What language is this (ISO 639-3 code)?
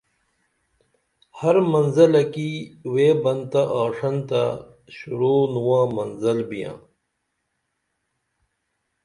dml